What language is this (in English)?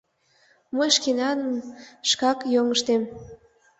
Mari